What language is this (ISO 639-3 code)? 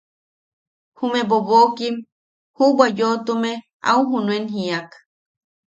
yaq